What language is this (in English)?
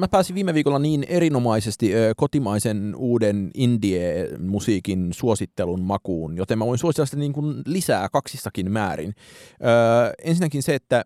Finnish